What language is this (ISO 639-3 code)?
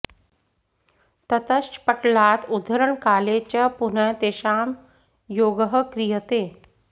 san